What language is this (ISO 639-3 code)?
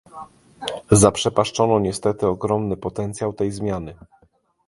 pol